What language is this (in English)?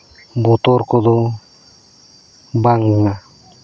Santali